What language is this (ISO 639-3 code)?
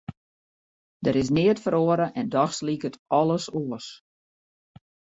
fry